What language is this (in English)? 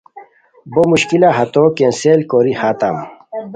Khowar